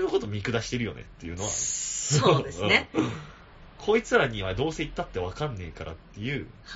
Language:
Japanese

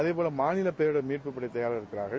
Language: Tamil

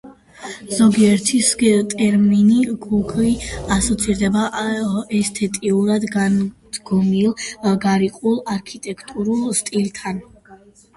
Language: Georgian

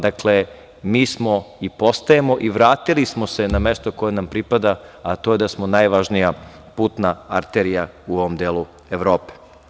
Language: Serbian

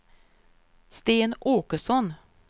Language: Swedish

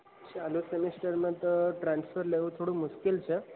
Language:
Gujarati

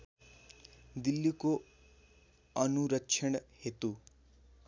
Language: Nepali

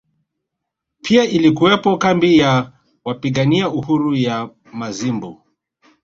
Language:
Swahili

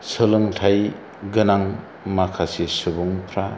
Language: Bodo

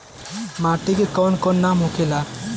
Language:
Bhojpuri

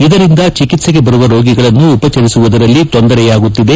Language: Kannada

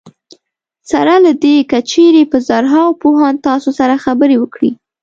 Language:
Pashto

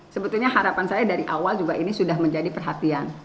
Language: Indonesian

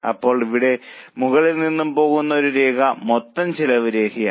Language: Malayalam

